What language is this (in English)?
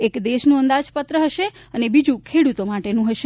Gujarati